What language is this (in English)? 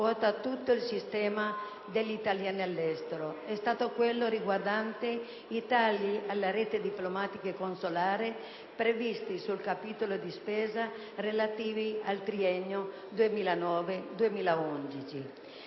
Italian